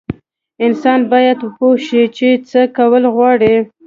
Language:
Pashto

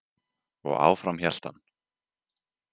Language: Icelandic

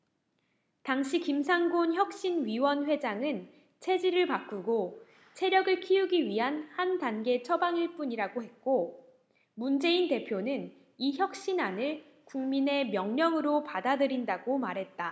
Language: Korean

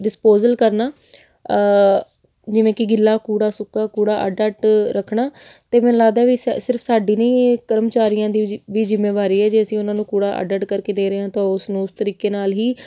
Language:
Punjabi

